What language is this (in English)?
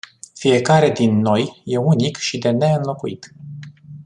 Romanian